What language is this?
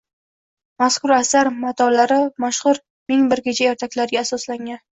Uzbek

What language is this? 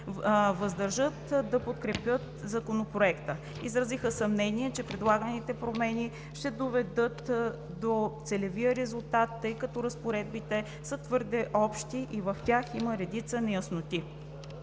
Bulgarian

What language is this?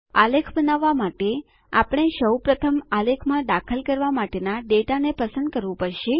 Gujarati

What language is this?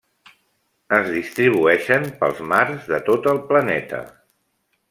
Catalan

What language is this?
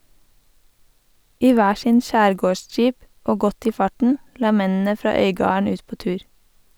Norwegian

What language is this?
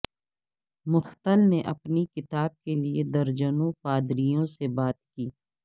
Urdu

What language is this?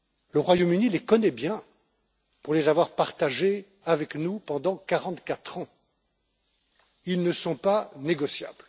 French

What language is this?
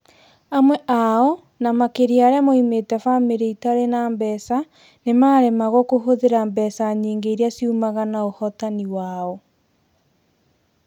Kikuyu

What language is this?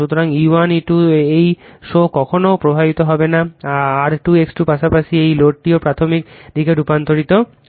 Bangla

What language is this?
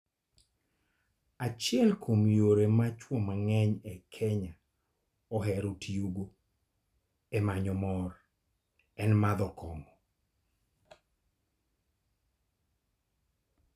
Luo (Kenya and Tanzania)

